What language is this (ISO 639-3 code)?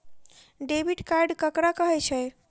mai